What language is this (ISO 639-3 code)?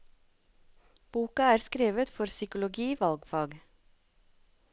nor